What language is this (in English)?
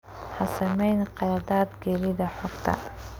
Somali